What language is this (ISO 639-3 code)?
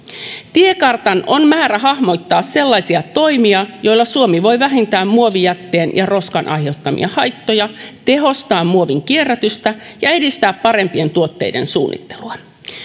fin